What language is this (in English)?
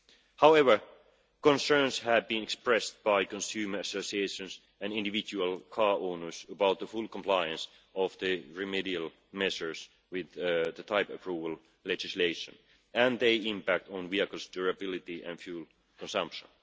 English